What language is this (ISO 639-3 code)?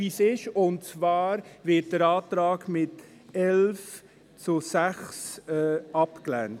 gsw